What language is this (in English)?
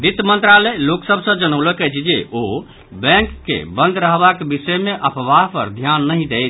Maithili